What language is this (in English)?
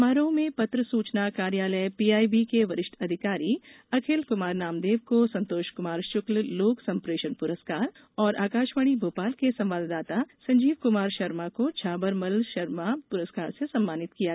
Hindi